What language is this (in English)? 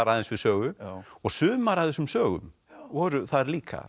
Icelandic